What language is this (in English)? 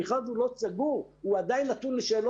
Hebrew